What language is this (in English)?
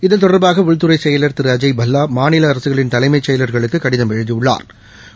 Tamil